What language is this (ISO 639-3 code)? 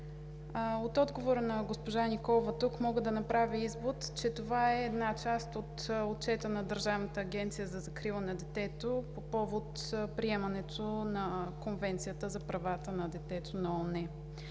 bul